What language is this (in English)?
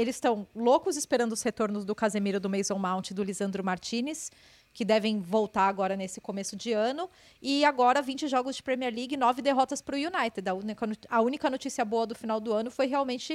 Portuguese